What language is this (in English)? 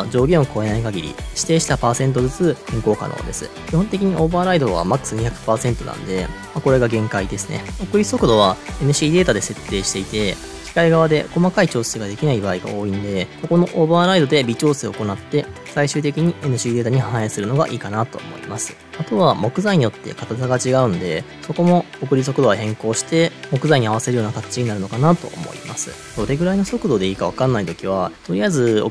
Japanese